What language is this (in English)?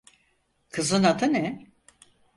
Turkish